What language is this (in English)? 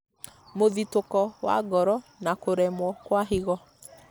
Kikuyu